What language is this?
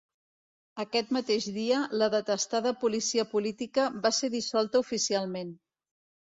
Catalan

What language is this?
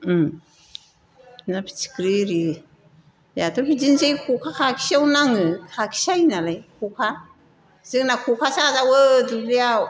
Bodo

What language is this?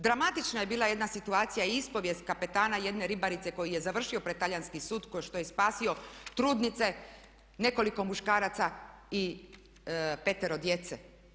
Croatian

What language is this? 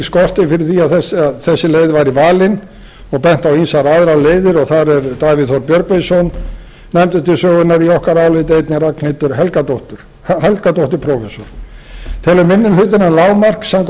Icelandic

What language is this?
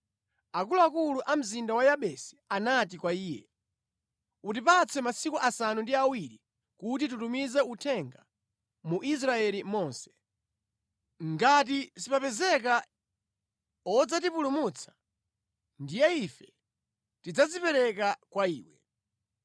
Nyanja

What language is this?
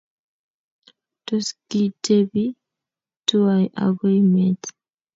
Kalenjin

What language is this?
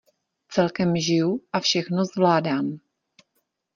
Czech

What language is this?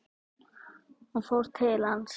Icelandic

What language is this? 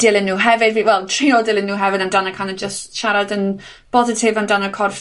Welsh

